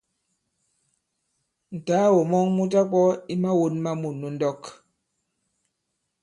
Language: Bankon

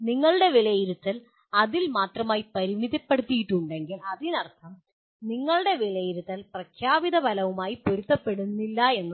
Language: Malayalam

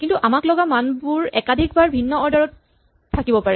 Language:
Assamese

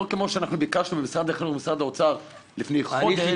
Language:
Hebrew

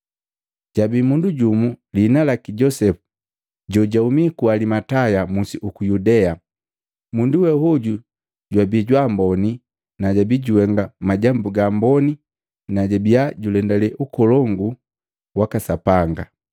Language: Matengo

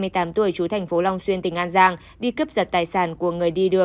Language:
Vietnamese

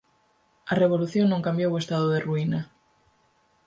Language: Galician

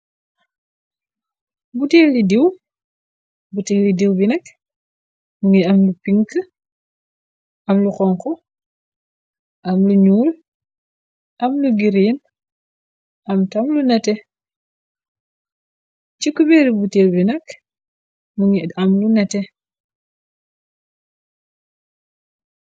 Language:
Wolof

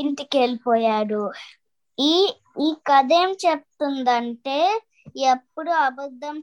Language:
Telugu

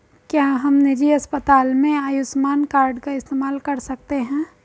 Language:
Hindi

